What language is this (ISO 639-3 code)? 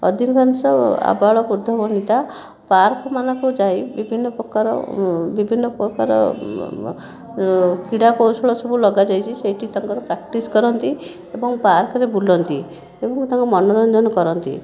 ori